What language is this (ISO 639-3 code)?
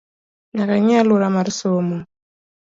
luo